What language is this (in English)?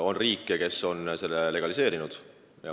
Estonian